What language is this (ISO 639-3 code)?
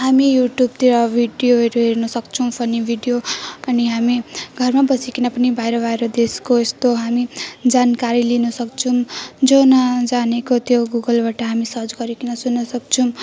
nep